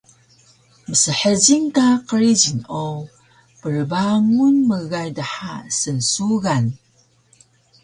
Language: Taroko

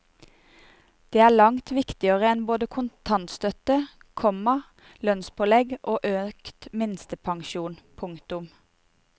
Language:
Norwegian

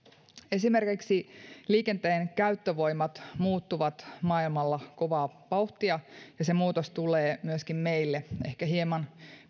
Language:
Finnish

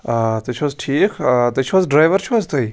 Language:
Kashmiri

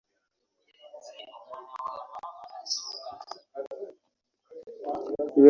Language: Ganda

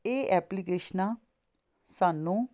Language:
Punjabi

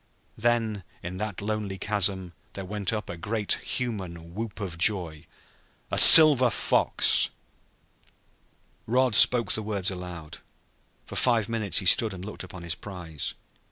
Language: English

